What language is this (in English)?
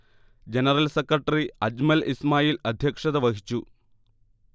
Malayalam